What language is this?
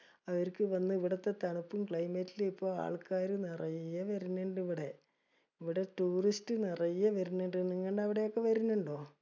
Malayalam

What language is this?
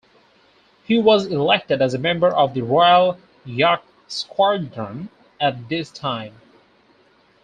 English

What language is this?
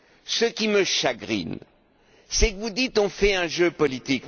French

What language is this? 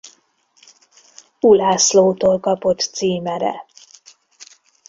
Hungarian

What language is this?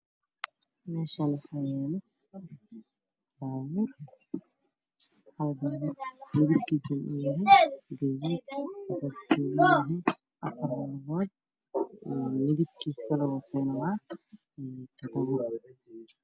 Somali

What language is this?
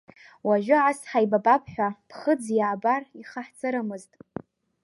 Abkhazian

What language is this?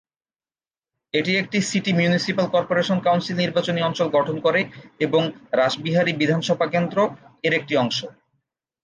Bangla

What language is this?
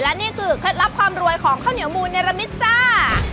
Thai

